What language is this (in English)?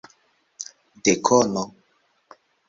Esperanto